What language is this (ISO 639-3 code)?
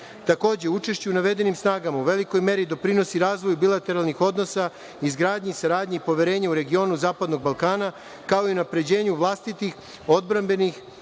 srp